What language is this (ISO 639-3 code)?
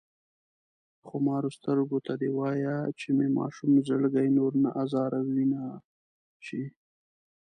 pus